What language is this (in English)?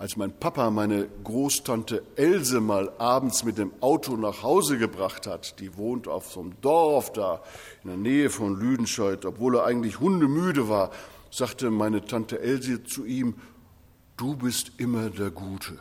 German